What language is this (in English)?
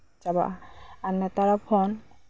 Santali